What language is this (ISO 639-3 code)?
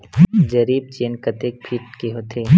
hne